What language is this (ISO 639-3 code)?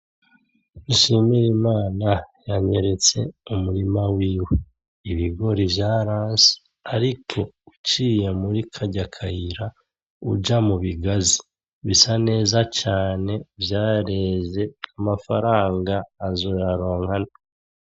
run